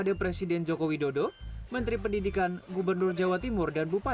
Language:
Indonesian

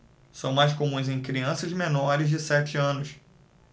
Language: Portuguese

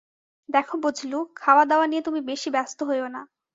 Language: Bangla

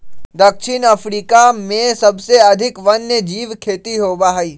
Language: Magahi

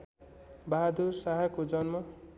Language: Nepali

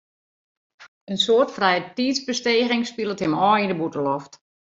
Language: Western Frisian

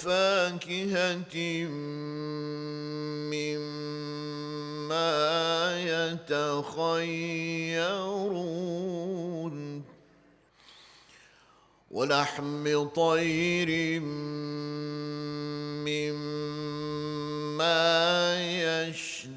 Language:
Turkish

